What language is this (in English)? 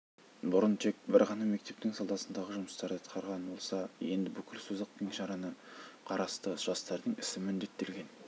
Kazakh